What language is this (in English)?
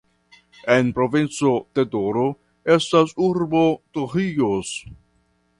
Esperanto